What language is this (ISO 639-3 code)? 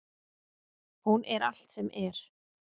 isl